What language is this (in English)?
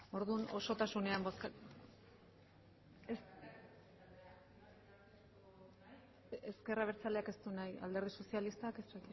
Basque